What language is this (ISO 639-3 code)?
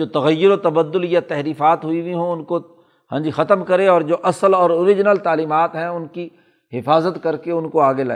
urd